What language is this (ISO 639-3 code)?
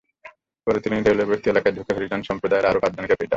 ben